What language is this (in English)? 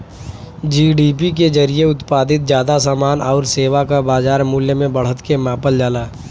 Bhojpuri